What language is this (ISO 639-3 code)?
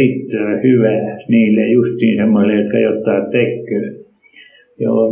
fin